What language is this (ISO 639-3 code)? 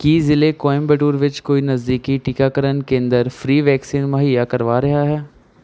pan